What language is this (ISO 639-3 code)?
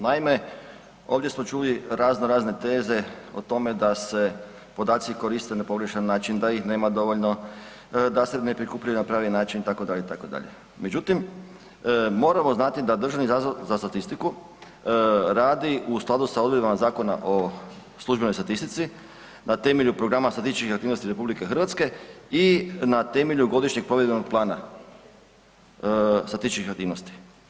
hrv